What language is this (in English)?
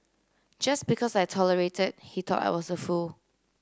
English